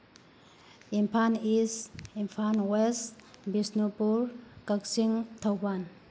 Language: Manipuri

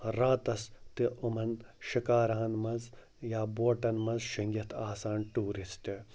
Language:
Kashmiri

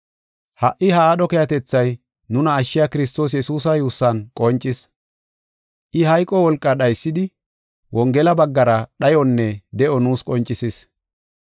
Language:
Gofa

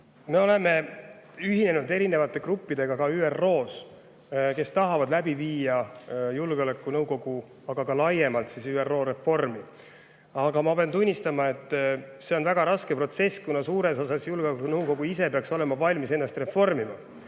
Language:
Estonian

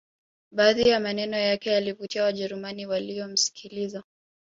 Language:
Swahili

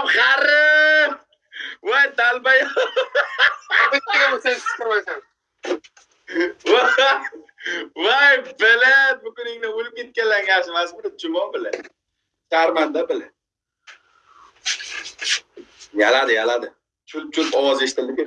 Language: Uzbek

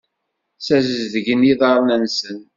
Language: Kabyle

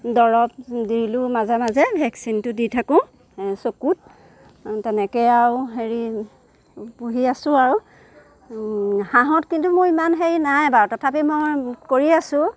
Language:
Assamese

